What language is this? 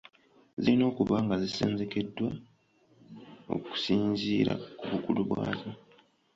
Ganda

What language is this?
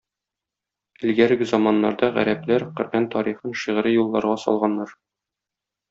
Tatar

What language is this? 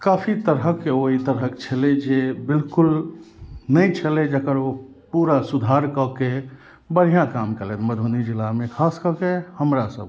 Maithili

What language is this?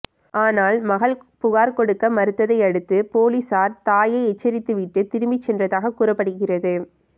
Tamil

